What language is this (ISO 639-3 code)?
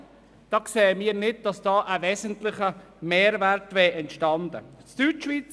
gsw